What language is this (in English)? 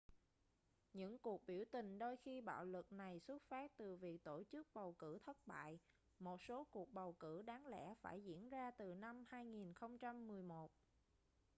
Vietnamese